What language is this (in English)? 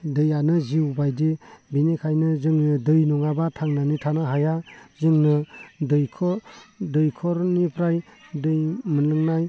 Bodo